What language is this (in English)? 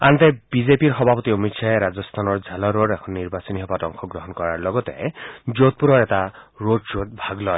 Assamese